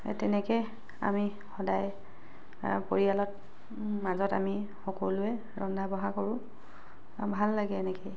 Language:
Assamese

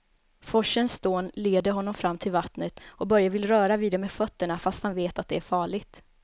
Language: Swedish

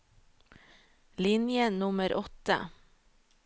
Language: Norwegian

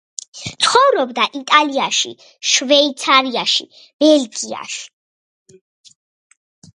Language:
Georgian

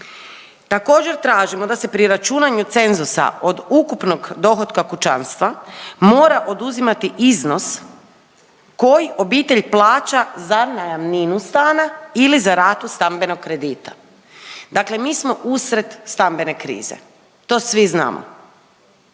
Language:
Croatian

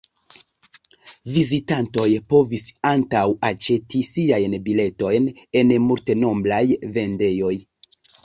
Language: Esperanto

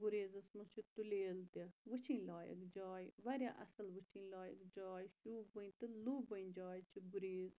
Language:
Kashmiri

